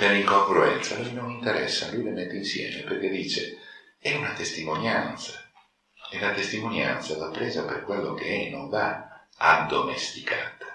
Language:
Italian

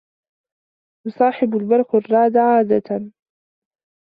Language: Arabic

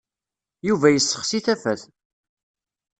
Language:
Kabyle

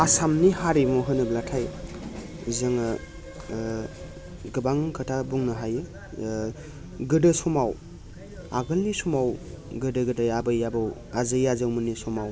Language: Bodo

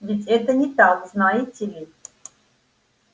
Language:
Russian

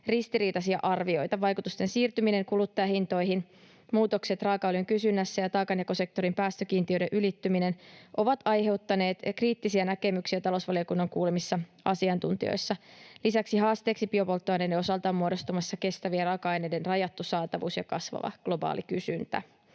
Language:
Finnish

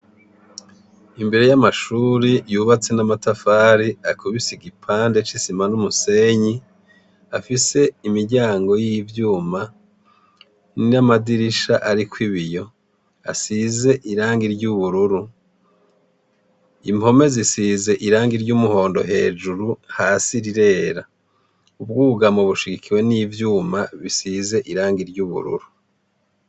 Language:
Rundi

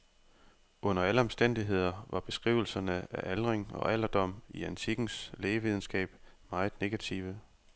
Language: Danish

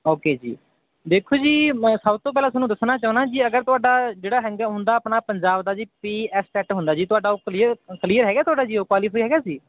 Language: Punjabi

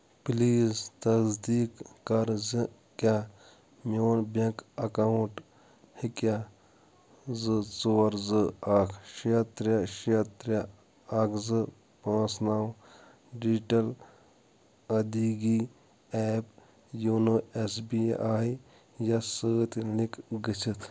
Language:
Kashmiri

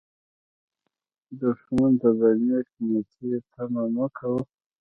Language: Pashto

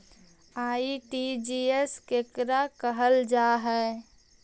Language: Magahi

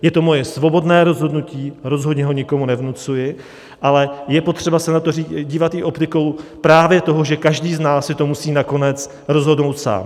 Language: Czech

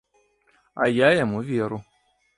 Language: Belarusian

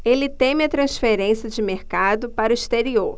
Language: Portuguese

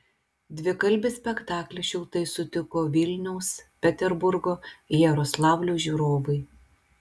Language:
Lithuanian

